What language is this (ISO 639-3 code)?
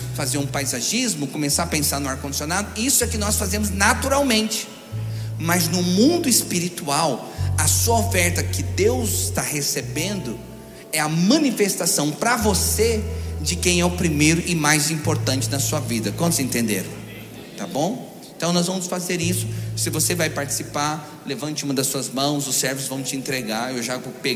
por